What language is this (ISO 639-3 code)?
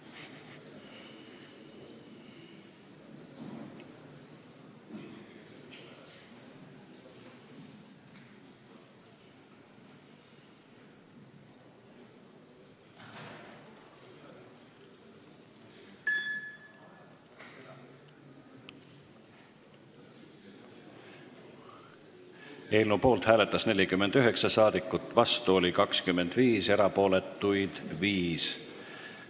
est